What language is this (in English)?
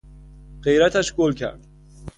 Persian